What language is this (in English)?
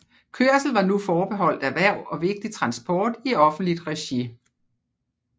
Danish